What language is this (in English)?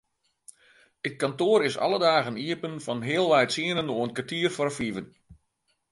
Western Frisian